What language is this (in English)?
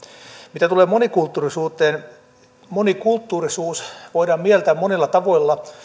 Finnish